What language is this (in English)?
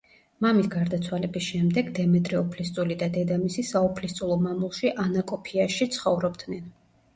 Georgian